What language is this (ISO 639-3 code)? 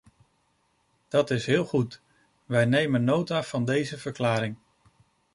nld